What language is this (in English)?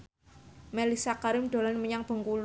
Javanese